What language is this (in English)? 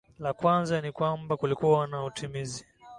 Swahili